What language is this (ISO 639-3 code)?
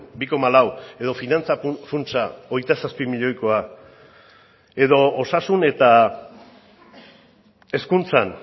eus